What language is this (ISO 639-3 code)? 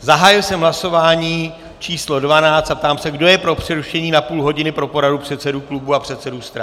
ces